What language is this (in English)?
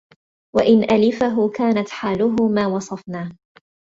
Arabic